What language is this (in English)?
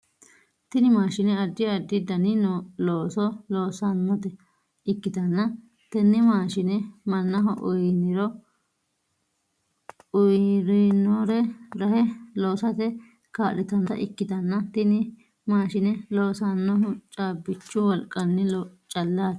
Sidamo